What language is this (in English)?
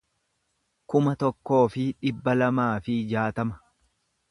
Oromo